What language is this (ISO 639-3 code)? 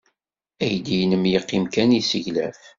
kab